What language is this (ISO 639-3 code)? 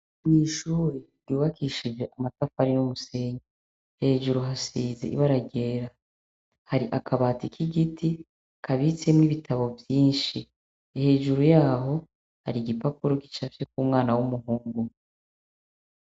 run